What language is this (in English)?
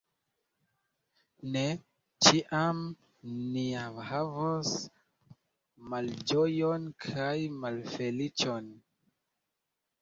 Esperanto